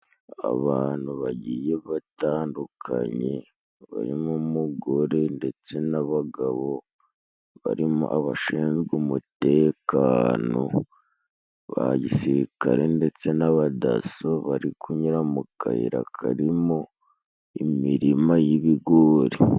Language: Kinyarwanda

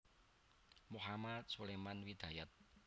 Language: Javanese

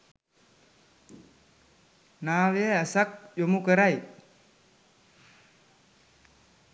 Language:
Sinhala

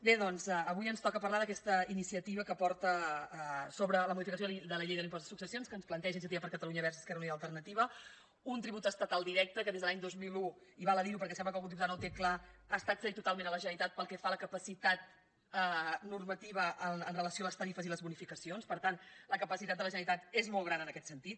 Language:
Catalan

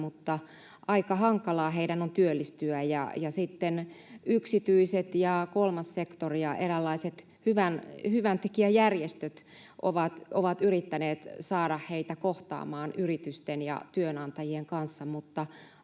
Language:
Finnish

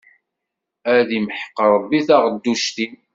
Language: Kabyle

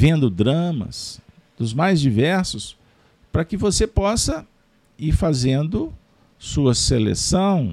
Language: Portuguese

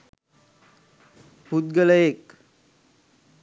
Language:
Sinhala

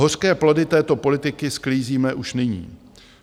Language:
Czech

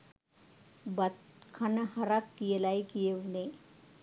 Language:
Sinhala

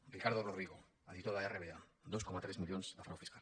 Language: Catalan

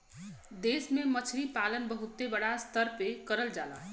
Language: Bhojpuri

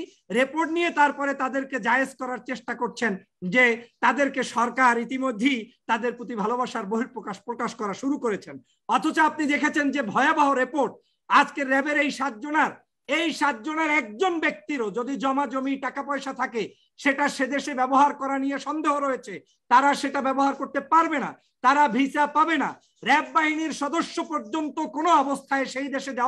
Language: Turkish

